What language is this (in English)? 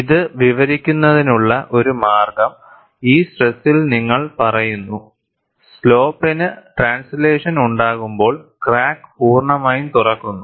Malayalam